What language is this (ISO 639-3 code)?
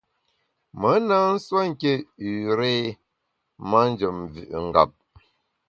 bax